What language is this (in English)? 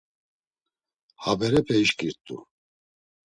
Laz